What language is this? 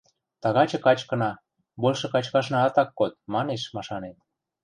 Western Mari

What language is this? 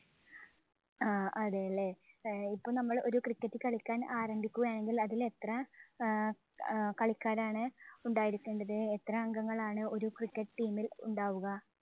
Malayalam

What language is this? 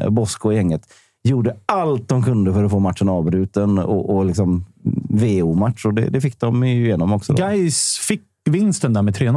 Swedish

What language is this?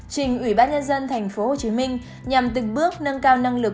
Vietnamese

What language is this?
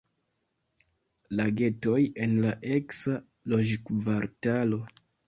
Esperanto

